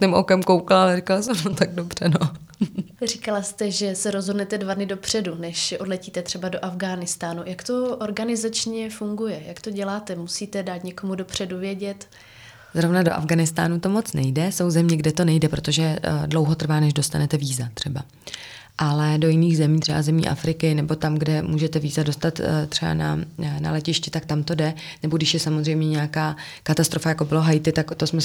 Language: Czech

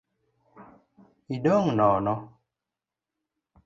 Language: Luo (Kenya and Tanzania)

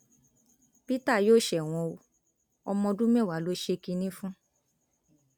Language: Yoruba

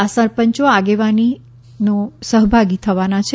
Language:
Gujarati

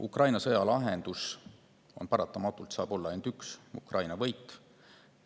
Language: Estonian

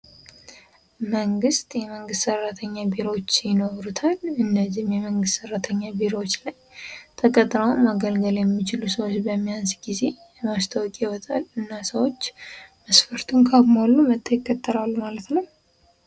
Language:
Amharic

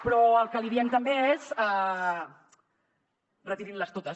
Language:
Catalan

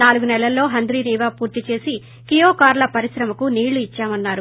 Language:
Telugu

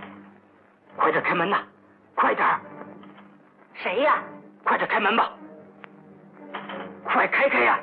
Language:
Chinese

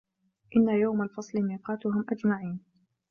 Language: Arabic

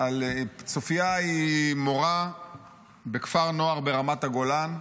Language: Hebrew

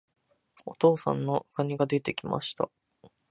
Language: Japanese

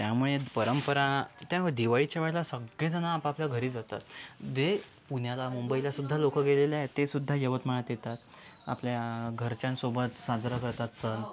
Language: Marathi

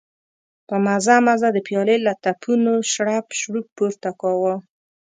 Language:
Pashto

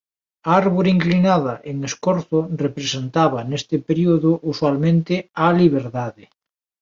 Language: Galician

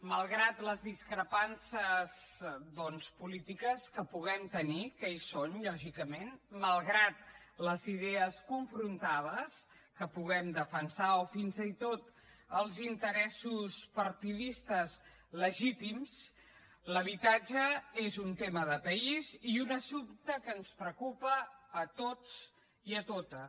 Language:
Catalan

